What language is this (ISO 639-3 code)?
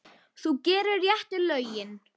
isl